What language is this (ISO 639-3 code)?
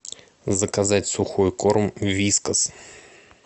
rus